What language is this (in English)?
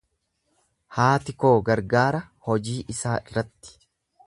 Oromo